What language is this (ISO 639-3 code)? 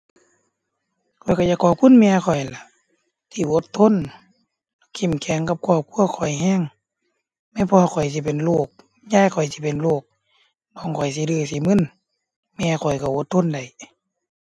tha